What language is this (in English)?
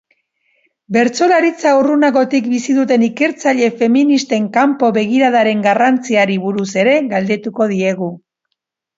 Basque